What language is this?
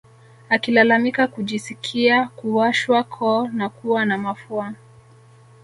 Swahili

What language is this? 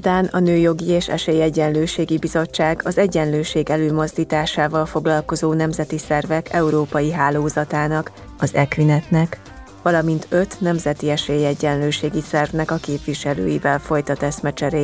Hungarian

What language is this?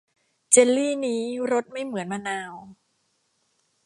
Thai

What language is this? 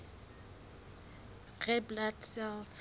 Southern Sotho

